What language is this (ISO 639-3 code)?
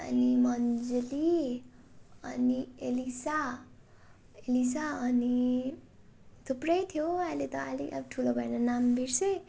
nep